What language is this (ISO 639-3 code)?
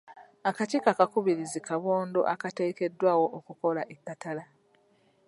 lug